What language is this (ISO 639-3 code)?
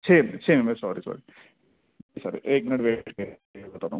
urd